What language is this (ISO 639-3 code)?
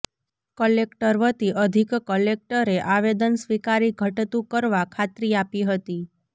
guj